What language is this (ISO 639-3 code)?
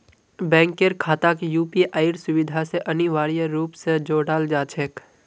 mag